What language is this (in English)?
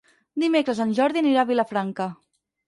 Catalan